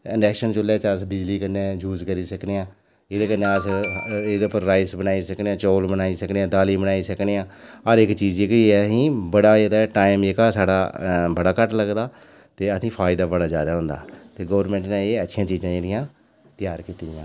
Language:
Dogri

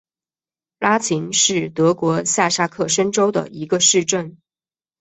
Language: Chinese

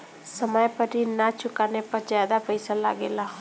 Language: Bhojpuri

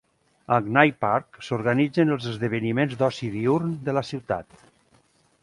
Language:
Catalan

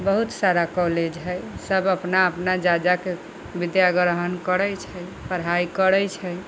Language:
Maithili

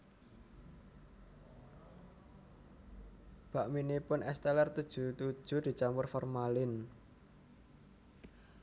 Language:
Javanese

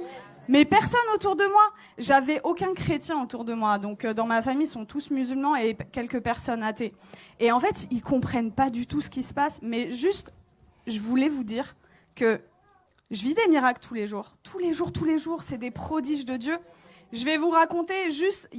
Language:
French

